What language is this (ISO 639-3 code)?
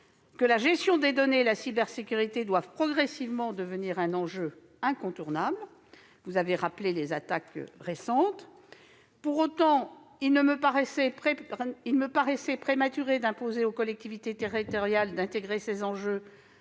fra